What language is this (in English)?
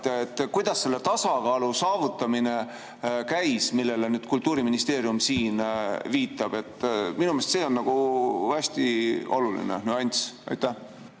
Estonian